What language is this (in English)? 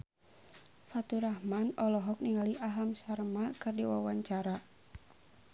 Sundanese